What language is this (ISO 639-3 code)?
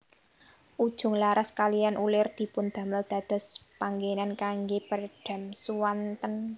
jav